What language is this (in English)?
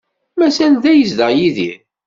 Kabyle